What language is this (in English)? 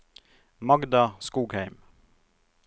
Norwegian